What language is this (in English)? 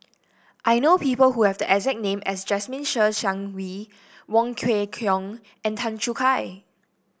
English